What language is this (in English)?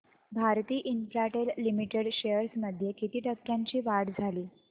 Marathi